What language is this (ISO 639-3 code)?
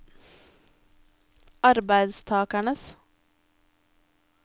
nor